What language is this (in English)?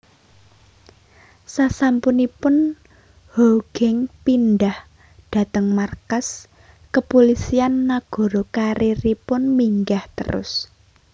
Javanese